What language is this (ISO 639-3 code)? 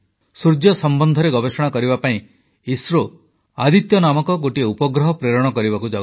ori